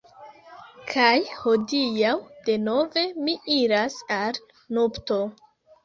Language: Esperanto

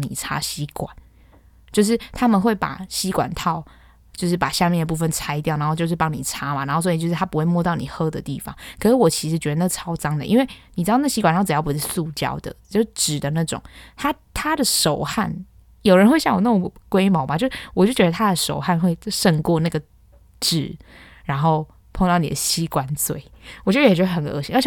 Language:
Chinese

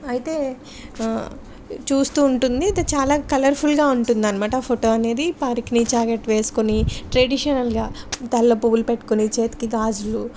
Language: Telugu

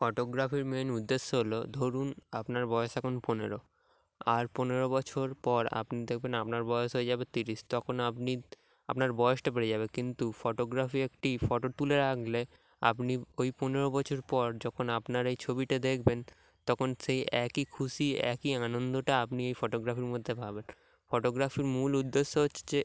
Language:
Bangla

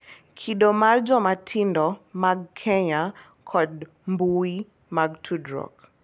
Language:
Luo (Kenya and Tanzania)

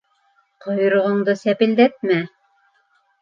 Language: Bashkir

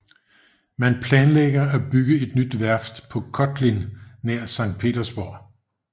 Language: Danish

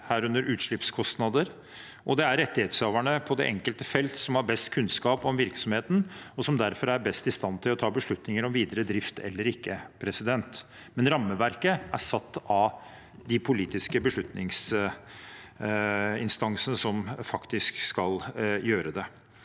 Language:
Norwegian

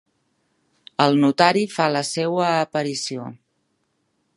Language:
Catalan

